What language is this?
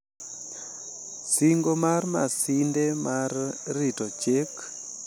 Luo (Kenya and Tanzania)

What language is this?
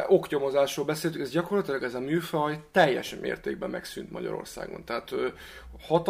Hungarian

